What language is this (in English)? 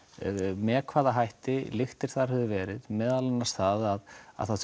Icelandic